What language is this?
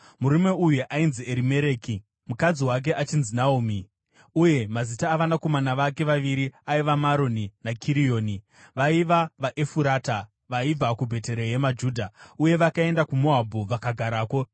Shona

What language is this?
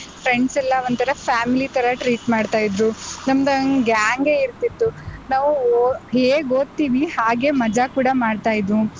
Kannada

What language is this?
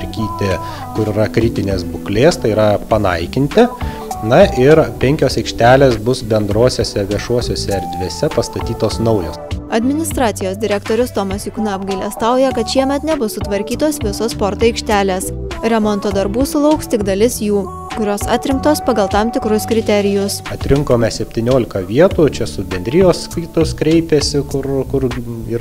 Lithuanian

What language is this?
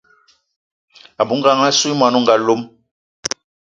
Eton (Cameroon)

